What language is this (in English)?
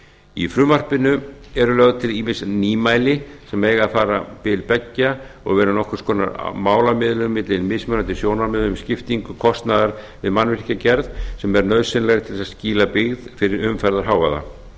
Icelandic